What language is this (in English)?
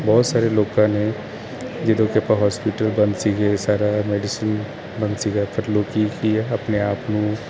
Punjabi